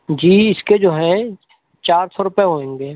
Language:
Urdu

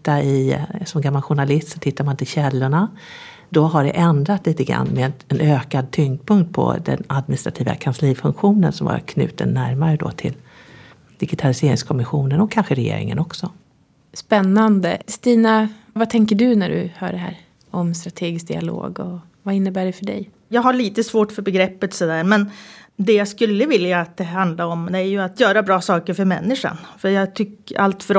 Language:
Swedish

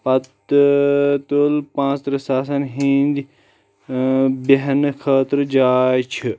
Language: Kashmiri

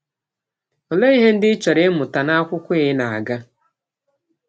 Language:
Igbo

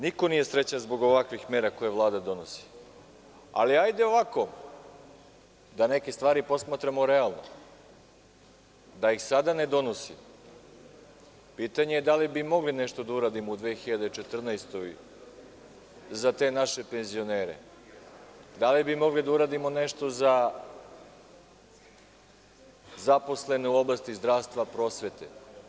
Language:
Serbian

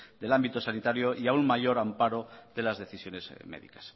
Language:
Spanish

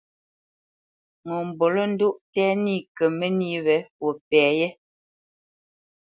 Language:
Bamenyam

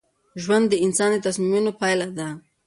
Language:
Pashto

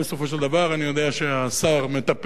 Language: Hebrew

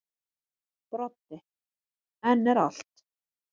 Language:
Icelandic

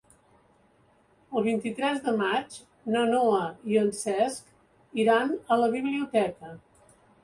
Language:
Catalan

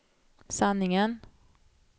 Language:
Swedish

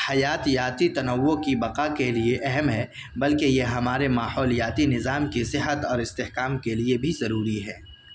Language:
Urdu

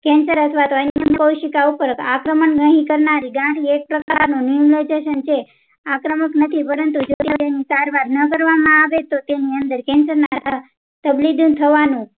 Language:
Gujarati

